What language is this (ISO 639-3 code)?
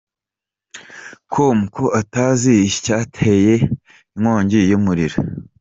kin